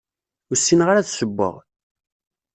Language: Kabyle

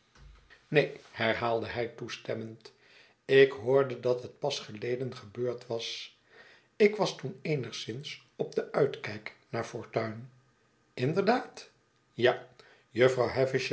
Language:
Dutch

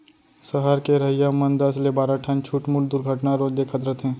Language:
Chhattisgarhi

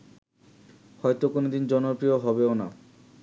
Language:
Bangla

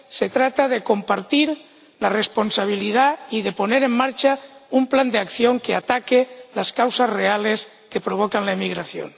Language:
Spanish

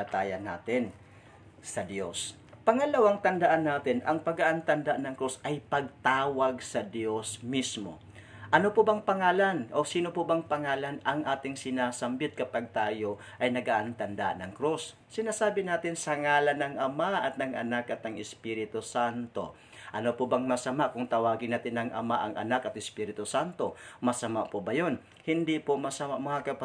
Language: Filipino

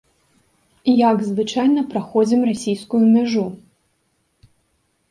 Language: Belarusian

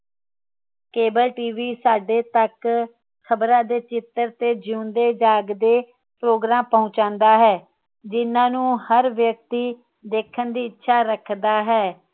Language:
Punjabi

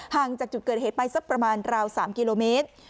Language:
Thai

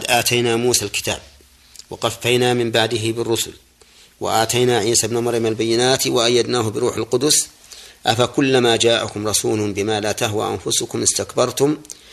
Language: Arabic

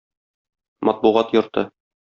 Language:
Tatar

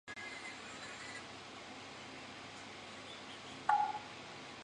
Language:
Chinese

